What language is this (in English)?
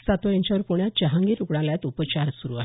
Marathi